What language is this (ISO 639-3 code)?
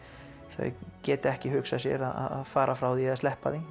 isl